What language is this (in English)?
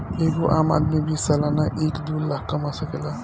Bhojpuri